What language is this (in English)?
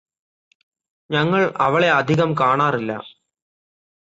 Malayalam